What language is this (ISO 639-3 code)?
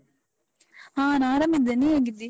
kan